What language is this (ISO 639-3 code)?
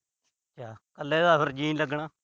pan